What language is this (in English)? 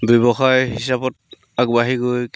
Assamese